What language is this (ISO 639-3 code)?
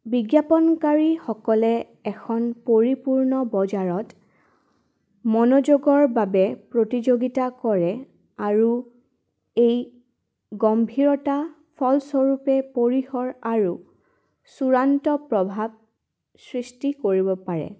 asm